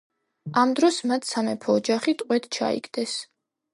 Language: Georgian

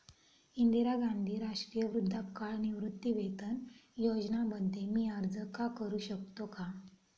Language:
Marathi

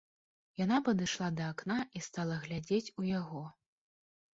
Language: Belarusian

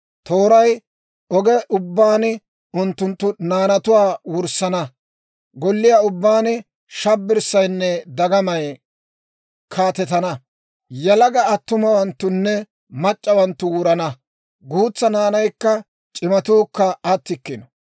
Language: Dawro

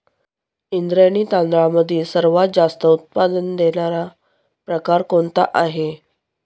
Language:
Marathi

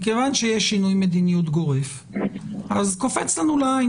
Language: Hebrew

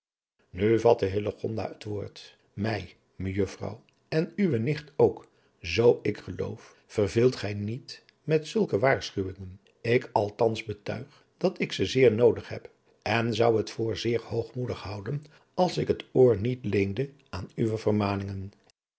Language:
Dutch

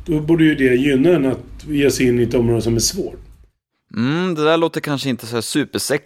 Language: Swedish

